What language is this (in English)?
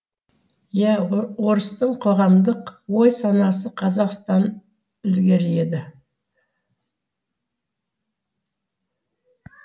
Kazakh